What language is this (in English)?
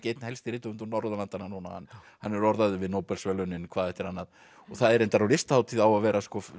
Icelandic